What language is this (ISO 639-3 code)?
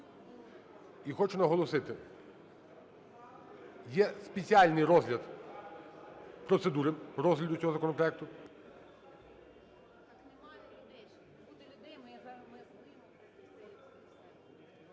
ukr